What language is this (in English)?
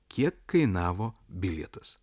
Lithuanian